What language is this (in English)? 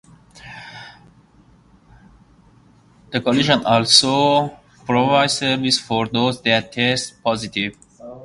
English